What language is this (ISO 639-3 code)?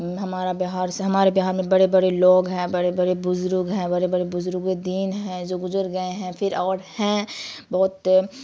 urd